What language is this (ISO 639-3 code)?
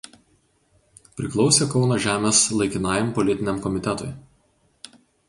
lit